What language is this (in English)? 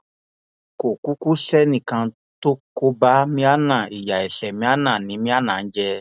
Yoruba